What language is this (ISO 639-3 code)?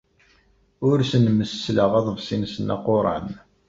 kab